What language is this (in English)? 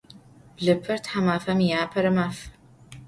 Adyghe